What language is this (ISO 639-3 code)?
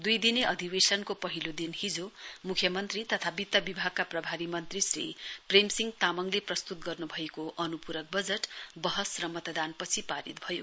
nep